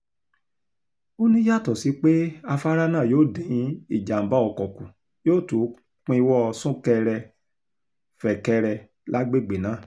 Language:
Yoruba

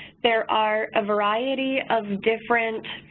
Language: English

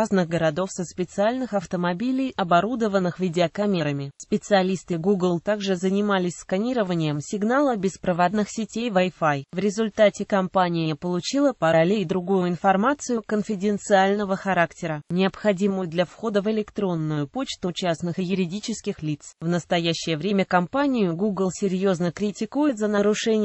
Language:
Russian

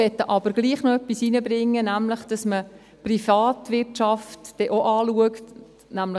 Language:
Swiss German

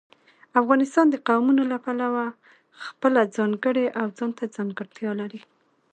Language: Pashto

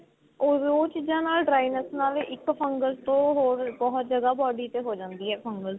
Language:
Punjabi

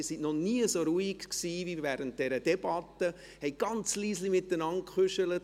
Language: Swiss German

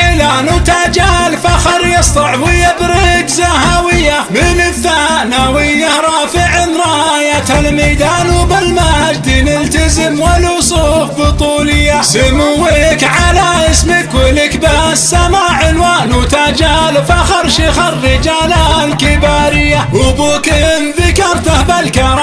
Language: Arabic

